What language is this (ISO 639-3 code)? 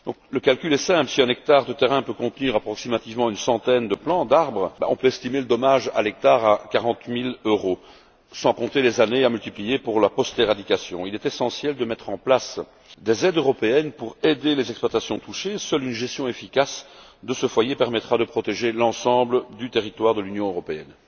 fra